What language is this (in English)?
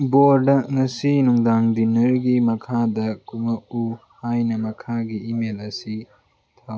Manipuri